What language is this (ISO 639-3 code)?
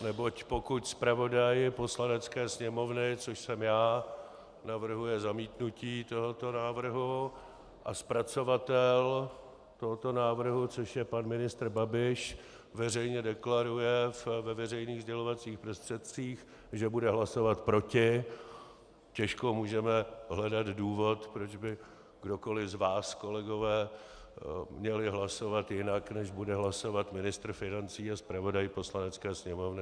ces